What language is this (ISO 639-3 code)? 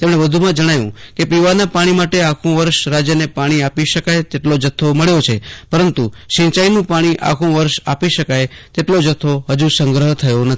guj